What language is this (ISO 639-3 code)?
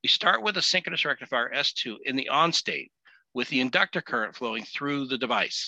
eng